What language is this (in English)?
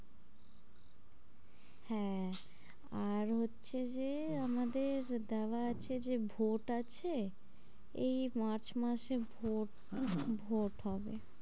Bangla